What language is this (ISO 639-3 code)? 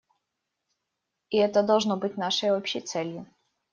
rus